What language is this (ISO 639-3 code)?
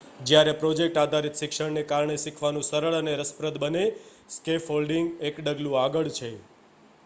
guj